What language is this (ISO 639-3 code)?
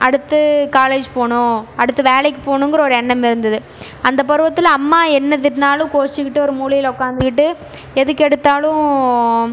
tam